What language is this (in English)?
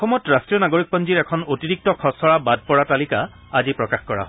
Assamese